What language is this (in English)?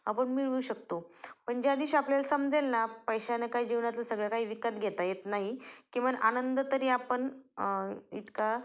Marathi